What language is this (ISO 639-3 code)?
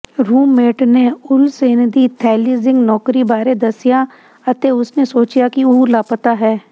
pan